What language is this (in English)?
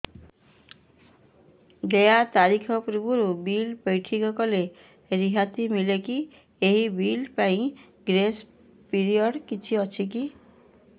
Odia